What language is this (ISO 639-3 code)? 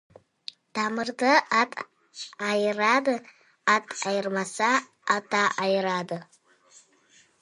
kaz